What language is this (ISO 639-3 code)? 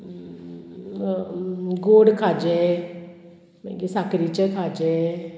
kok